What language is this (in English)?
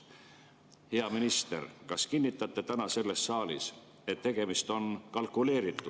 Estonian